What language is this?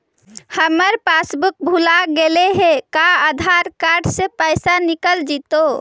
Magahi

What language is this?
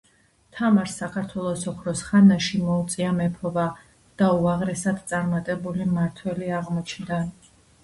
Georgian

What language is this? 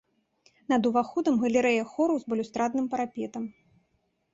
Belarusian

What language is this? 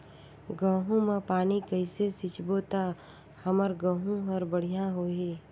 Chhattisgarhi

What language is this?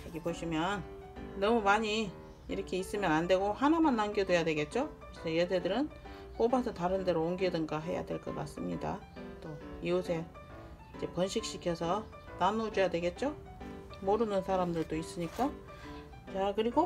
Korean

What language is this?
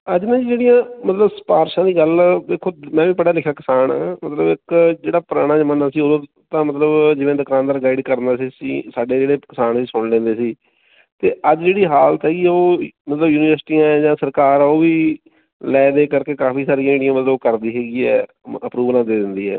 Punjabi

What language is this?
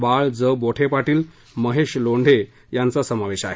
Marathi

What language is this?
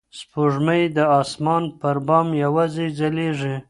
Pashto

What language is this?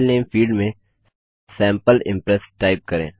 Hindi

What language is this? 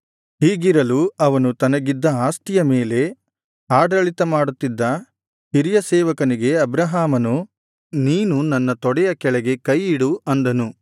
Kannada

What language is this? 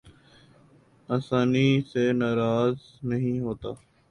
Urdu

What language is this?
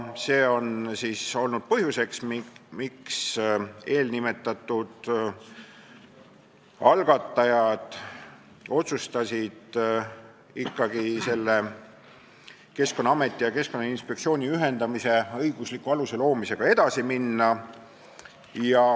Estonian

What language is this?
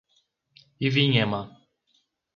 Portuguese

